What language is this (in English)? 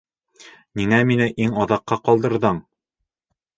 Bashkir